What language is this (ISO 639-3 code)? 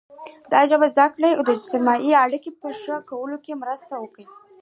pus